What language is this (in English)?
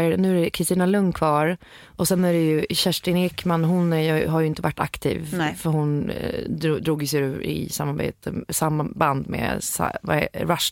Swedish